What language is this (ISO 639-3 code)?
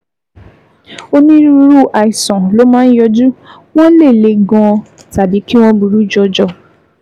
yor